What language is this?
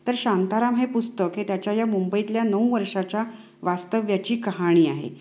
Marathi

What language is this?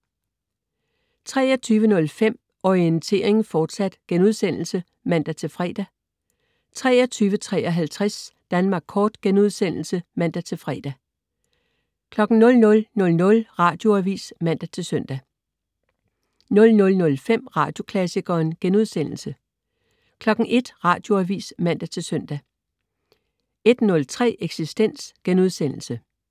Danish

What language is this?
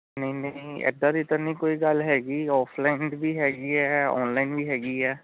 Punjabi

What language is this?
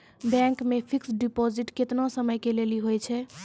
Maithili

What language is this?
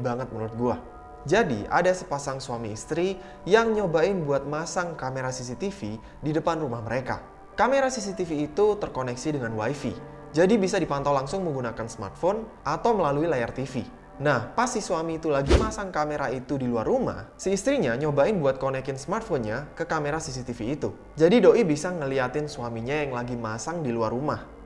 Indonesian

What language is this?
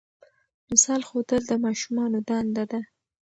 Pashto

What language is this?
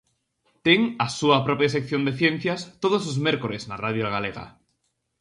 Galician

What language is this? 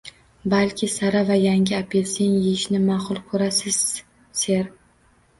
Uzbek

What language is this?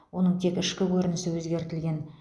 Kazakh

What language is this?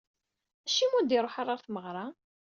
Kabyle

